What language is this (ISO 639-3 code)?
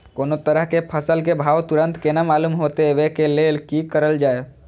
mai